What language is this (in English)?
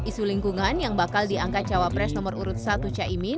Indonesian